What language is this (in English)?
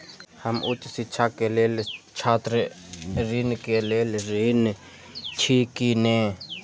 Maithili